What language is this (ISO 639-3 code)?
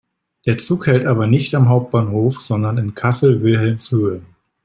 deu